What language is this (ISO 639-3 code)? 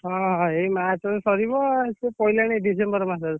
ori